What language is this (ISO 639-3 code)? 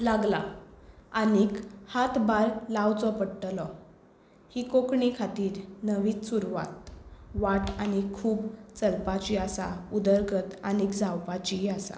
kok